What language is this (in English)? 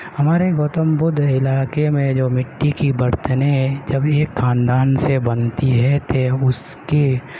Urdu